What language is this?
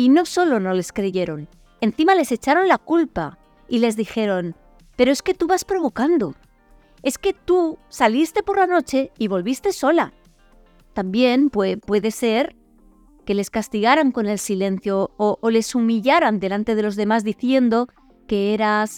Spanish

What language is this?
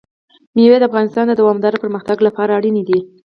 Pashto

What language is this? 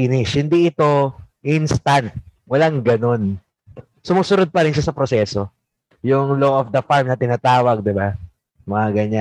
Filipino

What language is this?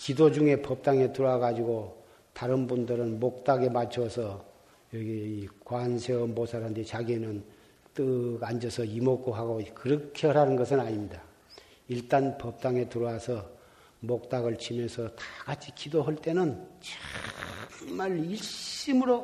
Korean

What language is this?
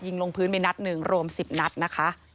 Thai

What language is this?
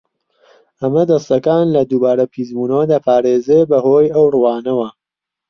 Central Kurdish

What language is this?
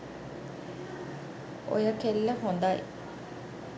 Sinhala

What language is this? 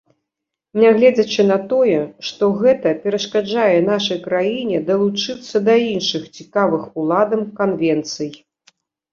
Belarusian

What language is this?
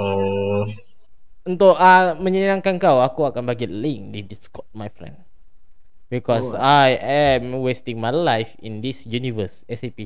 Malay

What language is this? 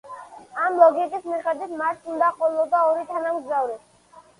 Georgian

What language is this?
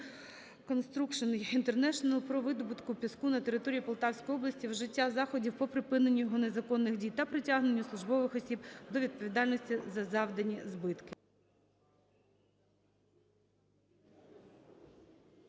Ukrainian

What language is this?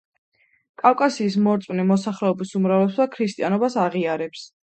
Georgian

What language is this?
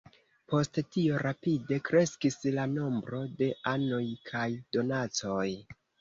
Esperanto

